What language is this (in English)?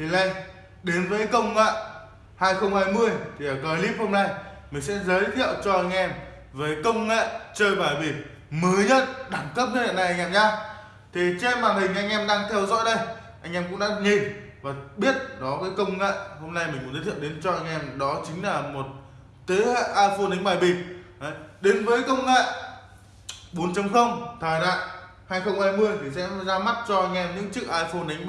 Vietnamese